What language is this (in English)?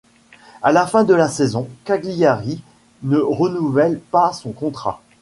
French